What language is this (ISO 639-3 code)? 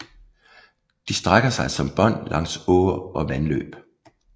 dan